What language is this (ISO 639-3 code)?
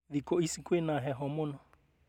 kik